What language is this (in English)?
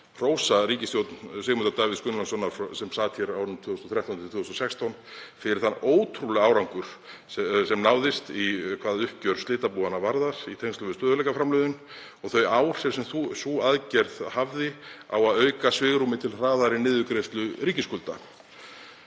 Icelandic